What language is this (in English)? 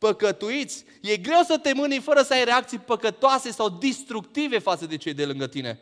Romanian